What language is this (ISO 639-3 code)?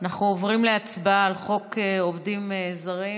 heb